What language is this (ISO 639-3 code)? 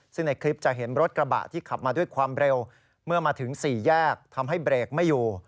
tha